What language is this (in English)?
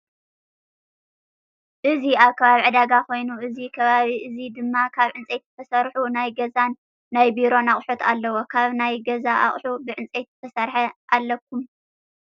Tigrinya